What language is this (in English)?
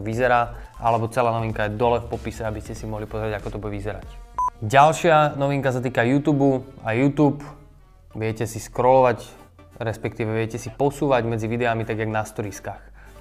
Slovak